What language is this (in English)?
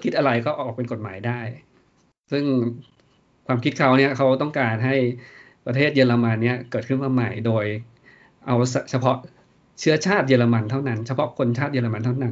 Thai